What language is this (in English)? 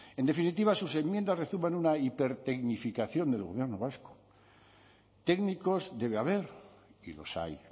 Spanish